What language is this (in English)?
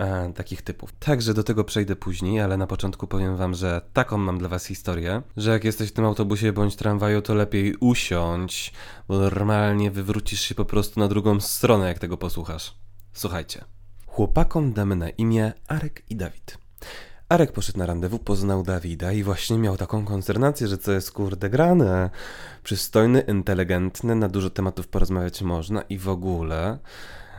Polish